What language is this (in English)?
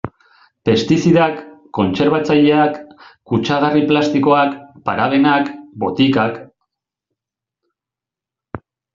Basque